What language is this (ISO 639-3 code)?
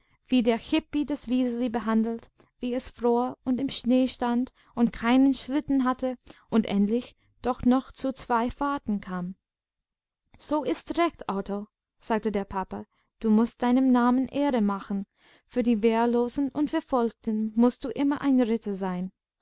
deu